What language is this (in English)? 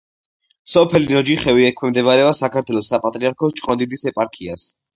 Georgian